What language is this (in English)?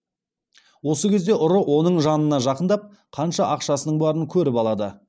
Kazakh